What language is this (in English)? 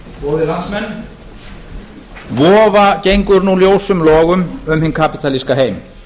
Icelandic